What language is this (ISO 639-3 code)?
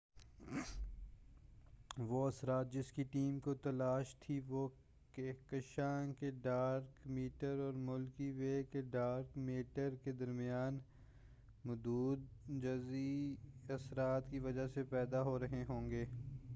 urd